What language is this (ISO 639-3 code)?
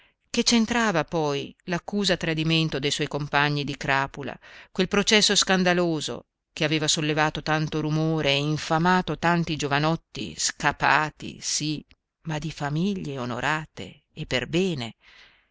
ita